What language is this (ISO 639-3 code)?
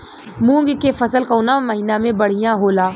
bho